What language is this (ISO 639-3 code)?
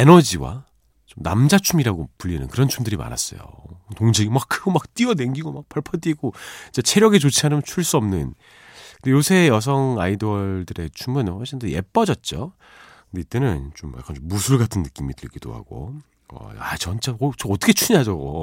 kor